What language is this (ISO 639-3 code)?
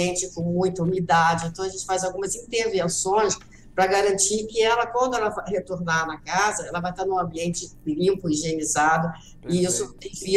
por